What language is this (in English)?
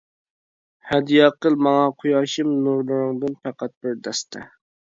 Uyghur